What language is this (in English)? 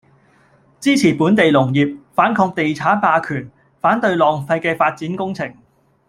Cantonese